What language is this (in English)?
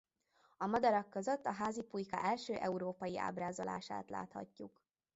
Hungarian